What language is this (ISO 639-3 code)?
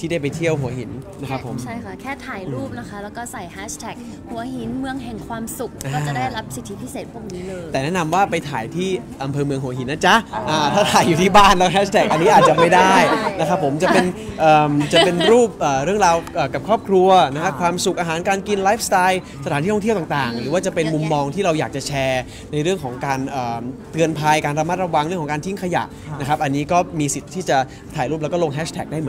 tha